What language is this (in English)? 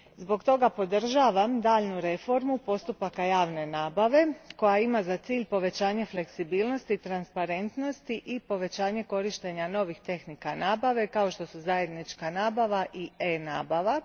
Croatian